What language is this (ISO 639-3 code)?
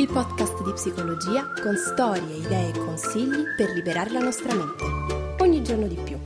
ita